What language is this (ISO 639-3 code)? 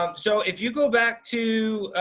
eng